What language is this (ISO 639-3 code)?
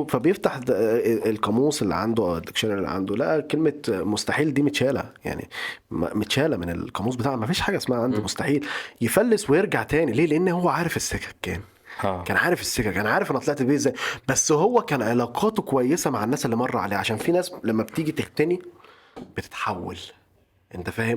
ara